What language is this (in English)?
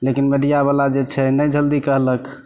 Maithili